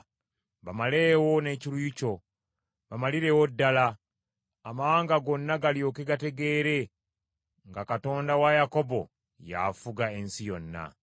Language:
Ganda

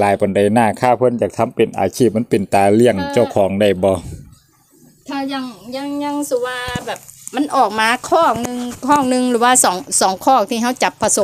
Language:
Thai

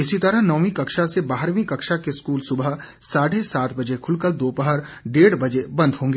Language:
Hindi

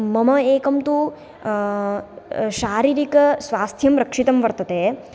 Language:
Sanskrit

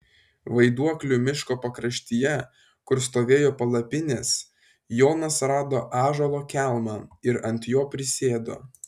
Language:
Lithuanian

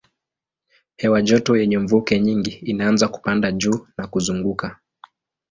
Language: Swahili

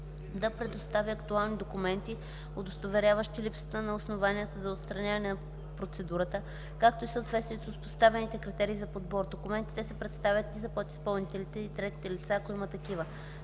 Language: Bulgarian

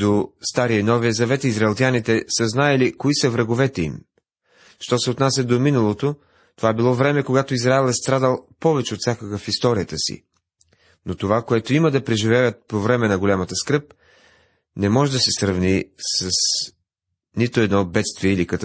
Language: Bulgarian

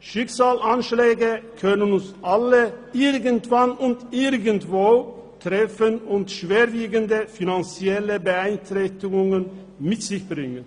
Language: Swiss German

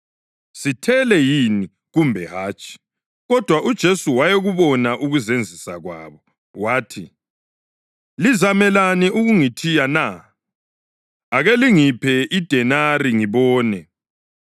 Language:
North Ndebele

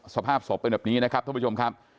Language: Thai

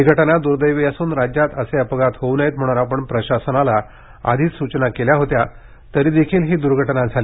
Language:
Marathi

